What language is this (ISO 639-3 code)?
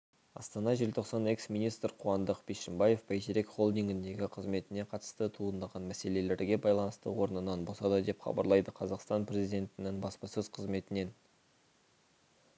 kaz